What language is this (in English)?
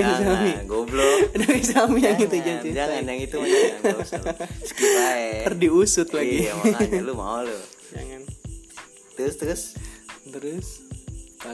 Indonesian